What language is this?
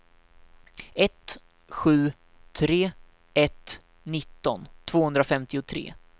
Swedish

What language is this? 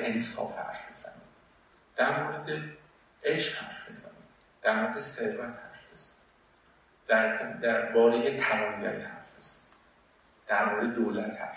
Persian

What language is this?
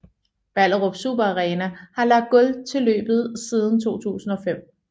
Danish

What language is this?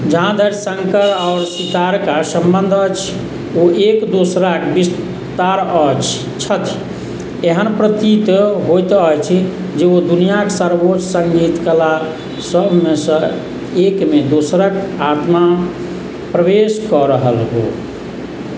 Maithili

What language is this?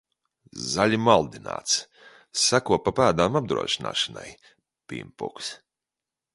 Latvian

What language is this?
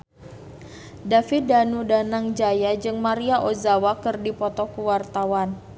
Sundanese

